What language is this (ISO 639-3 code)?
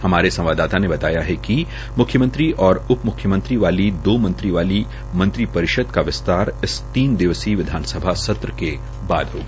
hin